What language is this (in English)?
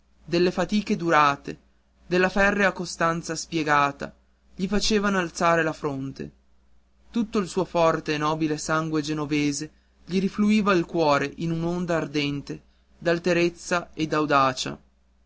Italian